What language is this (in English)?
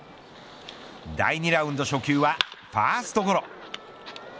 Japanese